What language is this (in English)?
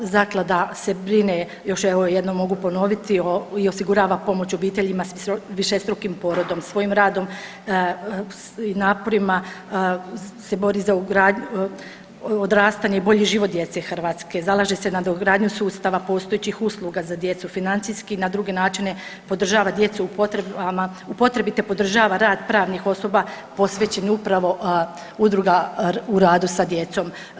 Croatian